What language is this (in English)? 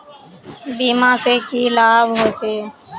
Magahi